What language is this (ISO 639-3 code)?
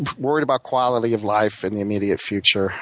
eng